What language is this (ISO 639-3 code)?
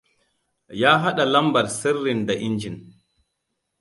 hau